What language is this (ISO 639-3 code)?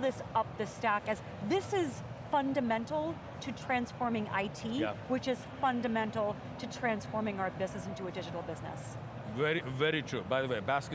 eng